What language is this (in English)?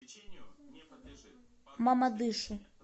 Russian